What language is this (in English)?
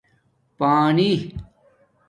Domaaki